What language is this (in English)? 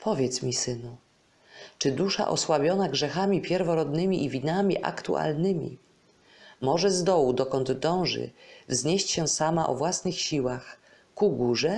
Polish